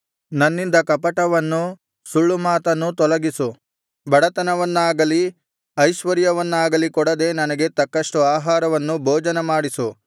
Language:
Kannada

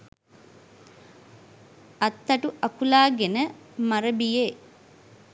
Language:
Sinhala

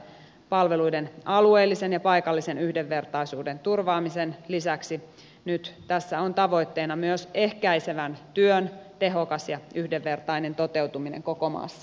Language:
Finnish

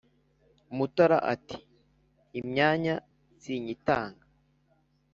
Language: Kinyarwanda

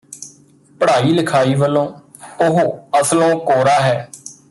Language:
Punjabi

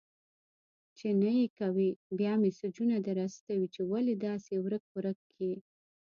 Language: Pashto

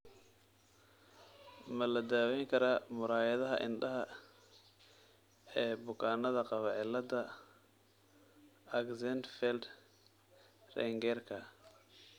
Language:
Somali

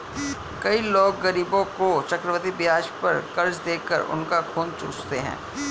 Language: Hindi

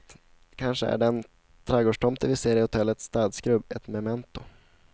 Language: Swedish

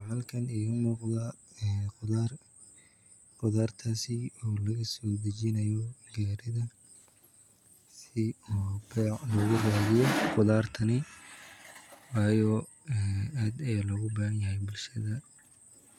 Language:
Somali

